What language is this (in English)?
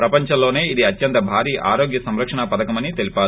Telugu